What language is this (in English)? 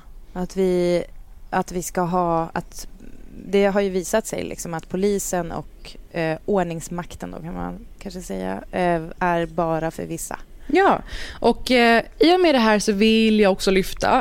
Swedish